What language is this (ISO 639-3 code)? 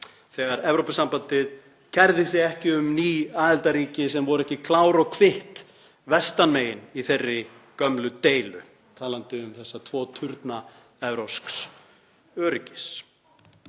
isl